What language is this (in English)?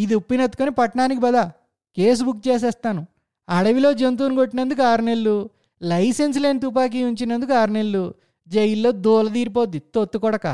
Telugu